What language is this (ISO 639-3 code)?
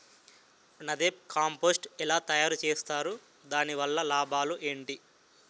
tel